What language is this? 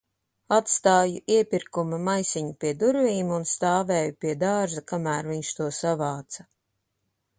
Latvian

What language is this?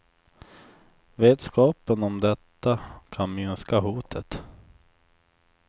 Swedish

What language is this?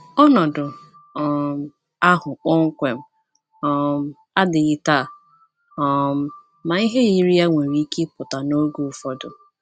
Igbo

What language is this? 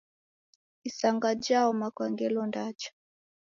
Taita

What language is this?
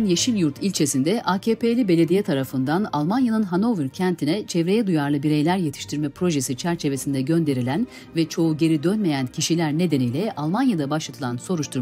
Turkish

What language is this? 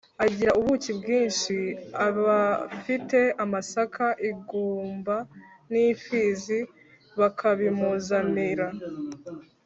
Kinyarwanda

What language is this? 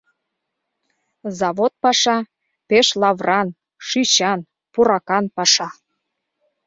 Mari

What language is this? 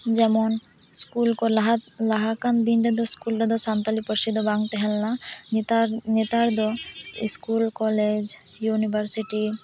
Santali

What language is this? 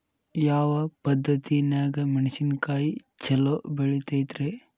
Kannada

